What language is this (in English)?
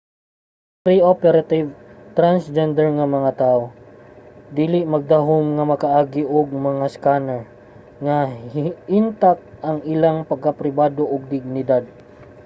Cebuano